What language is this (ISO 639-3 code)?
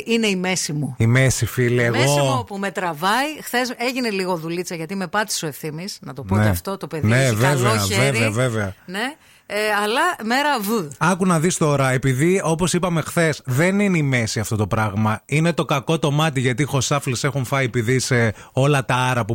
ell